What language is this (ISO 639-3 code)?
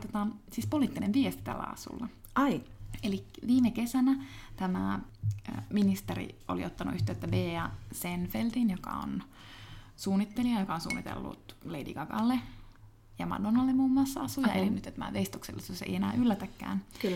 fin